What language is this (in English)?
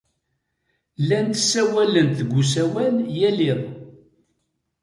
Kabyle